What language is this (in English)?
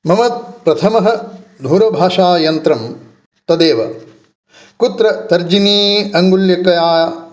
Sanskrit